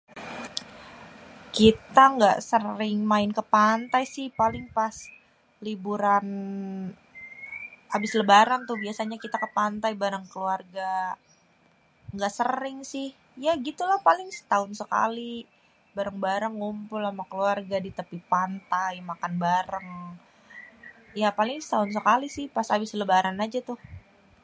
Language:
Betawi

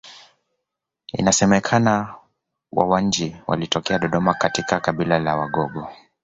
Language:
Swahili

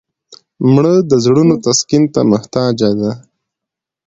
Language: Pashto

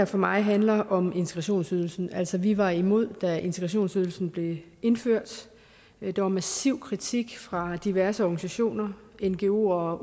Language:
Danish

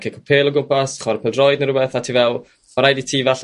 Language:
Welsh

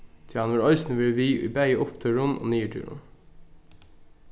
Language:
Faroese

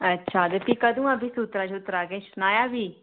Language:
Dogri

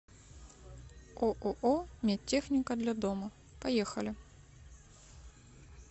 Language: Russian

